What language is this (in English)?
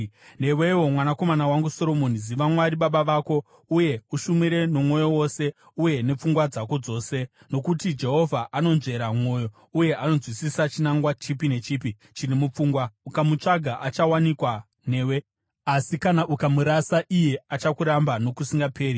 Shona